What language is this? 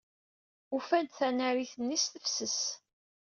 Kabyle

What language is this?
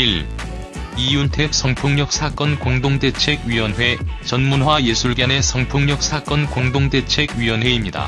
Korean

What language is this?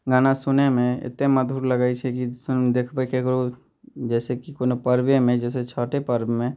Maithili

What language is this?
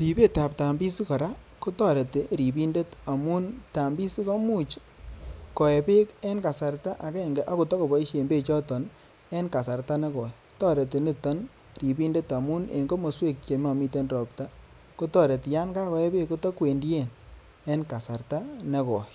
Kalenjin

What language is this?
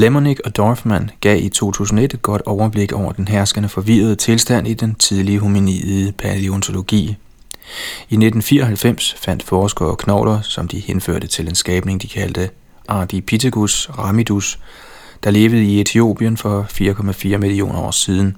Danish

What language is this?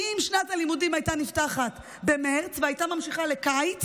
Hebrew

